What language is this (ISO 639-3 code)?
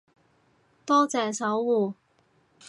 yue